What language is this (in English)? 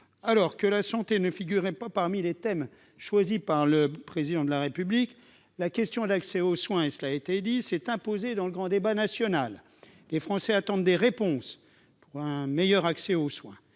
French